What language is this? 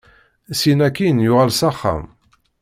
Kabyle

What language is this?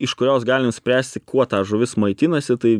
Lithuanian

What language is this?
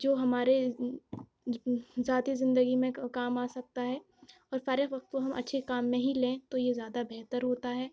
Urdu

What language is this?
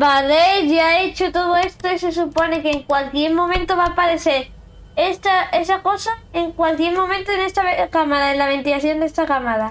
Spanish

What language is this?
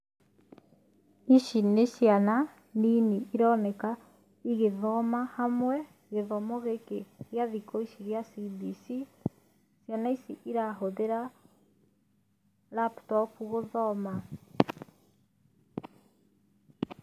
Kikuyu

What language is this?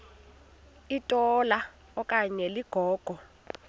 Xhosa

